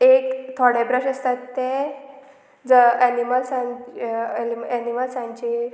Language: Konkani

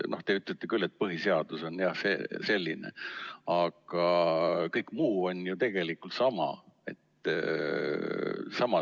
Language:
Estonian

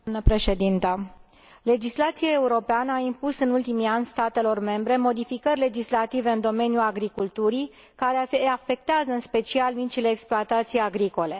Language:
Romanian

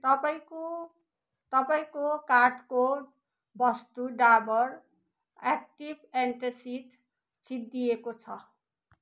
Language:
Nepali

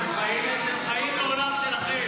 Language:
Hebrew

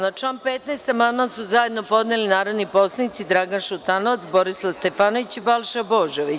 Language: Serbian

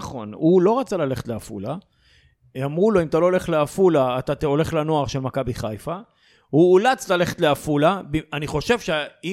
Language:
Hebrew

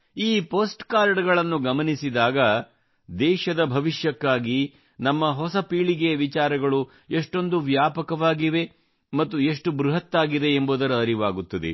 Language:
Kannada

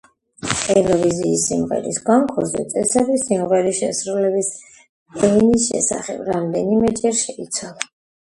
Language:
Georgian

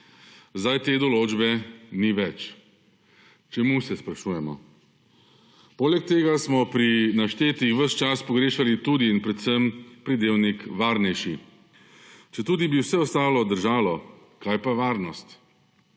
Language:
Slovenian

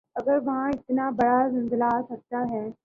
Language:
Urdu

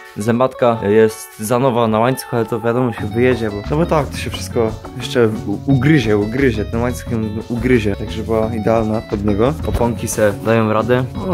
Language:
Polish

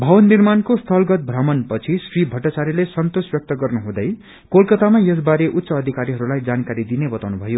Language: Nepali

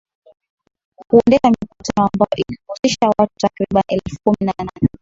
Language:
Swahili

